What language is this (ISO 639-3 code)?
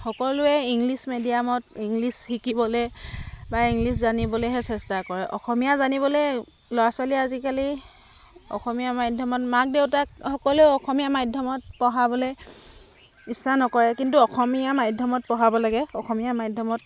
asm